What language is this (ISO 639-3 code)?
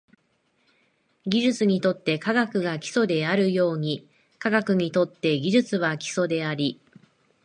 jpn